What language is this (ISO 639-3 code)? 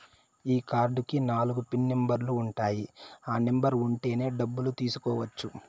tel